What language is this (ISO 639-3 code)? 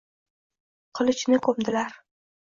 uzb